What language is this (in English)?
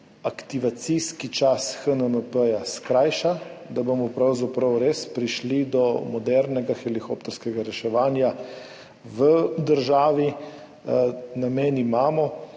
Slovenian